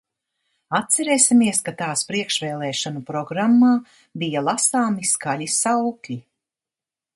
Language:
Latvian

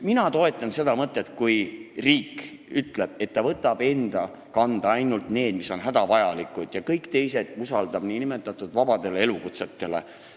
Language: Estonian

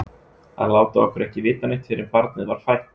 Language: Icelandic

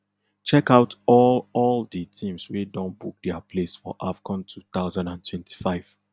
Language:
Nigerian Pidgin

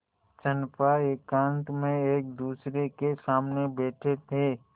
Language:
Hindi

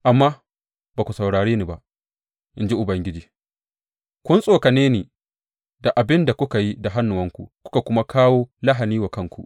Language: Hausa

